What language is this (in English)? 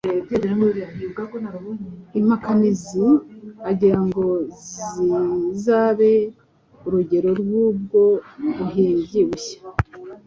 Kinyarwanda